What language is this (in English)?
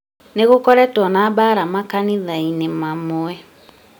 Kikuyu